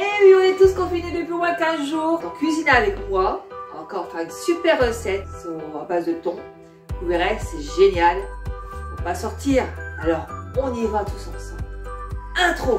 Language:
French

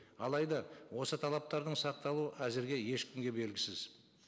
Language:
Kazakh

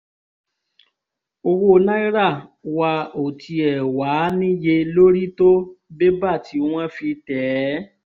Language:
Yoruba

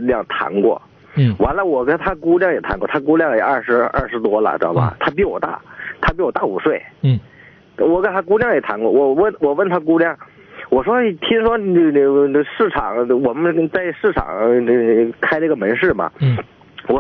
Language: Chinese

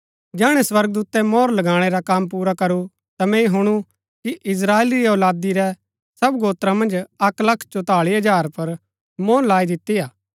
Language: Gaddi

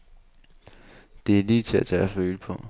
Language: Danish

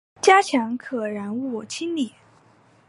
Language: Chinese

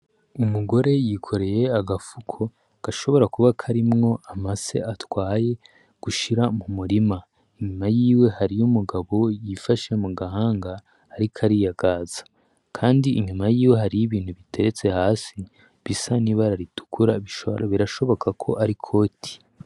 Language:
Rundi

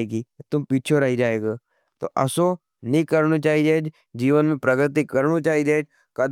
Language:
Nimadi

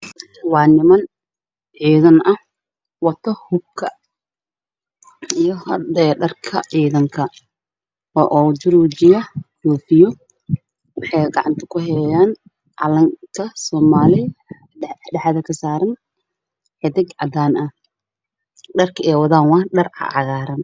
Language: Somali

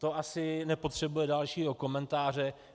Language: Czech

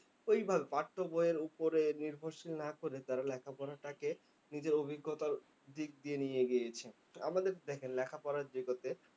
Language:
Bangla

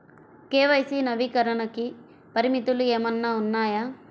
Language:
Telugu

